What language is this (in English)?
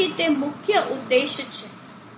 Gujarati